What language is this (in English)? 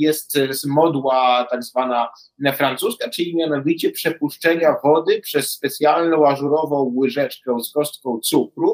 Polish